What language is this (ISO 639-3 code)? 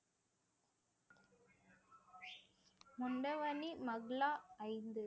tam